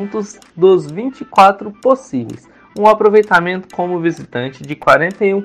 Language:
Portuguese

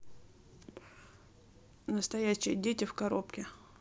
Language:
Russian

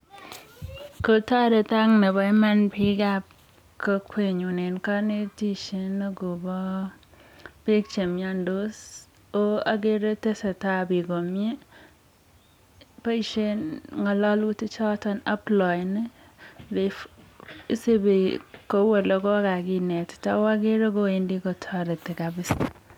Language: Kalenjin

